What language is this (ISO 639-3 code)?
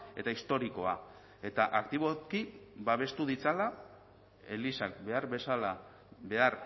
eus